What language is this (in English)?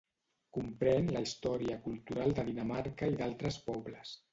Catalan